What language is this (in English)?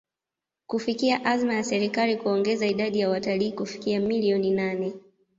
Swahili